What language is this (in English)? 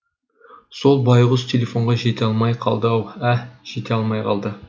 Kazakh